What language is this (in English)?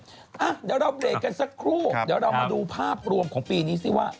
Thai